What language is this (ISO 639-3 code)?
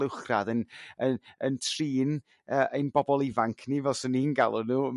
cym